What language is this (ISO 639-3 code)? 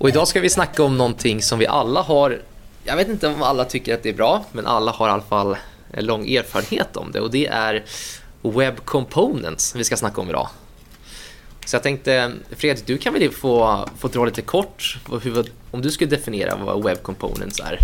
swe